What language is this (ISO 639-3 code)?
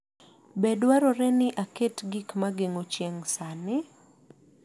luo